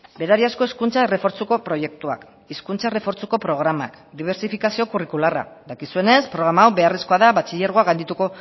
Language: Basque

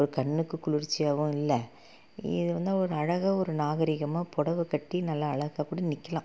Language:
Tamil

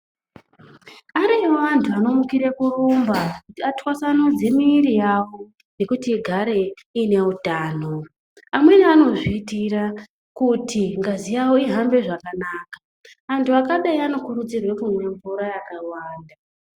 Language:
Ndau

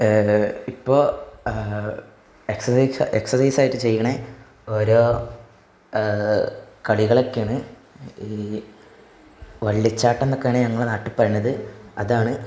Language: Malayalam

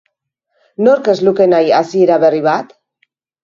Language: Basque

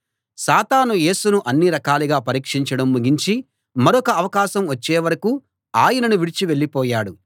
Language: Telugu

